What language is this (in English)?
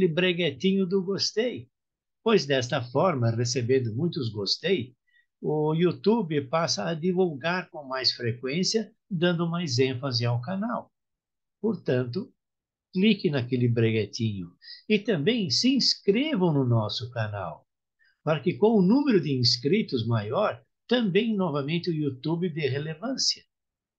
Portuguese